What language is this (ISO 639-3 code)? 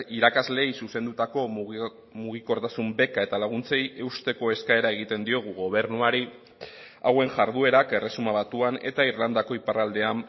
eus